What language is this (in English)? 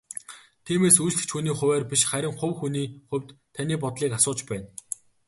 Mongolian